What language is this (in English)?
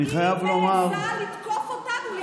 Hebrew